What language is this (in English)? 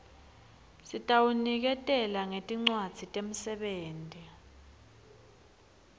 Swati